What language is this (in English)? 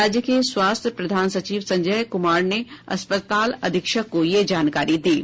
Hindi